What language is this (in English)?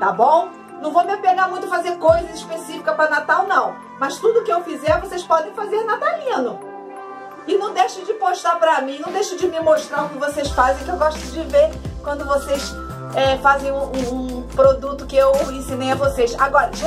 Portuguese